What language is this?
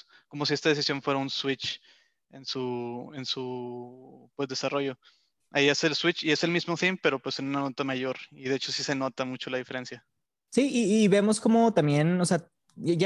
Spanish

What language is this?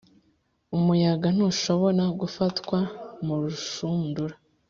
Kinyarwanda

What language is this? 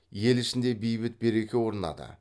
Kazakh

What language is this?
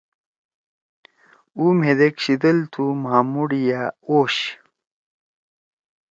Torwali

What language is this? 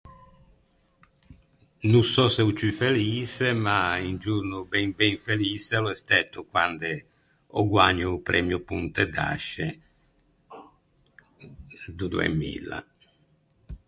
Ligurian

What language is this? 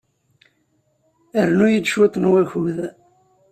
Kabyle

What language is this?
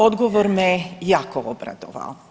Croatian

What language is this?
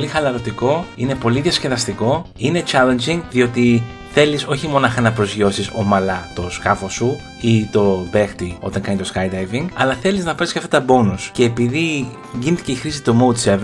Greek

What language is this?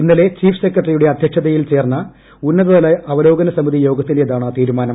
Malayalam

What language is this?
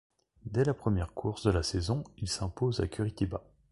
French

